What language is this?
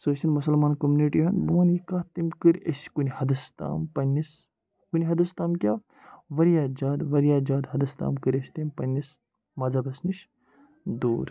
Kashmiri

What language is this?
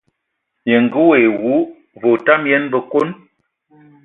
Ewondo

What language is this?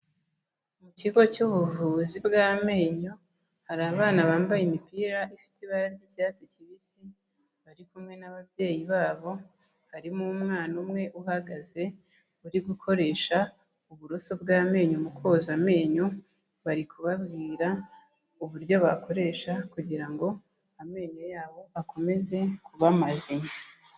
Kinyarwanda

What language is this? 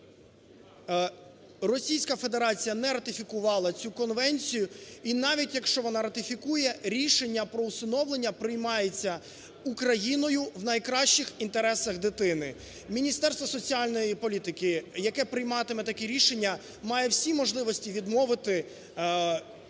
Ukrainian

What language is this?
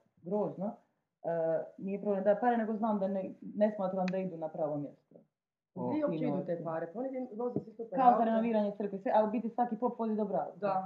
Croatian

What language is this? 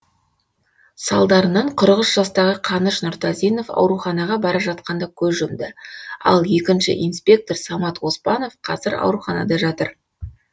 Kazakh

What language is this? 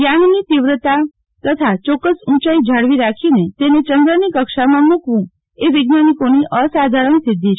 Gujarati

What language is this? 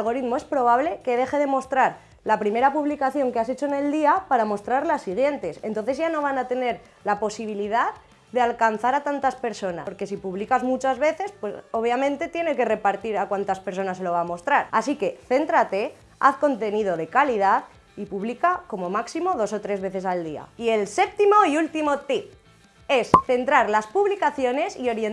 Spanish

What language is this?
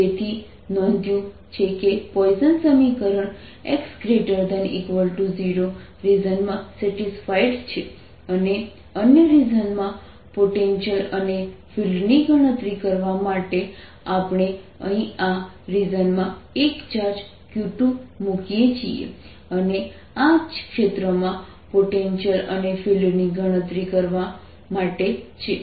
Gujarati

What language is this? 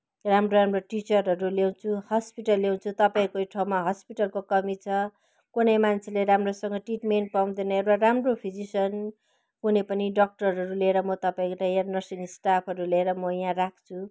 Nepali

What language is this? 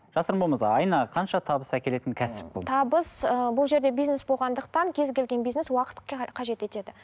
Kazakh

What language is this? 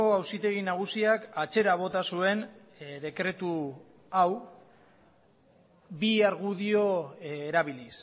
Basque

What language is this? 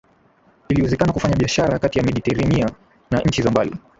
Swahili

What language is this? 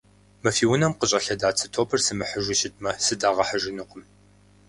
Kabardian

